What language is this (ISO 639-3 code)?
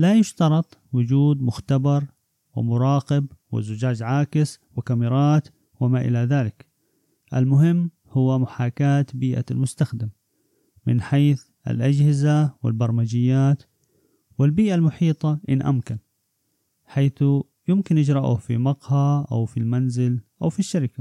ara